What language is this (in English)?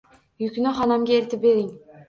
Uzbek